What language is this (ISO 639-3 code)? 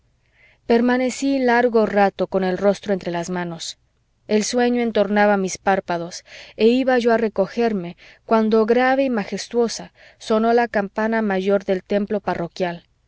spa